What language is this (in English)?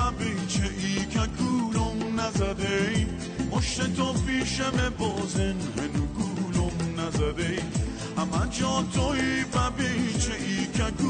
Persian